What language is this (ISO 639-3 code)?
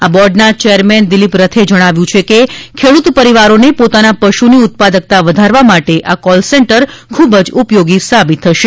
guj